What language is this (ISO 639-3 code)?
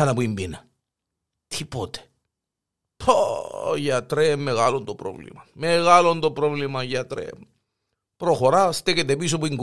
ell